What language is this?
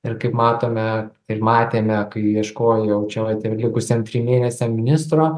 Lithuanian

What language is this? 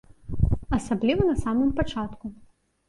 Belarusian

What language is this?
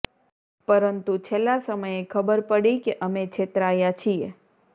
Gujarati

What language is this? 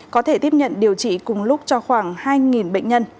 Vietnamese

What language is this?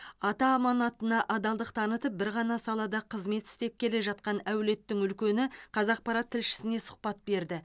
Kazakh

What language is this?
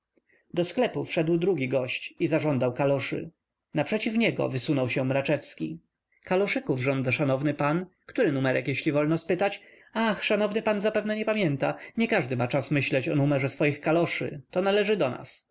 Polish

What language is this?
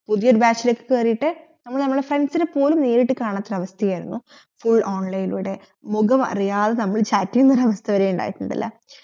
Malayalam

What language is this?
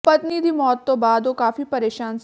Punjabi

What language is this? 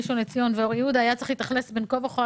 Hebrew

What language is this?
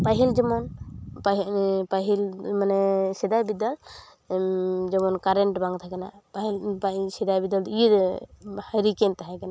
Santali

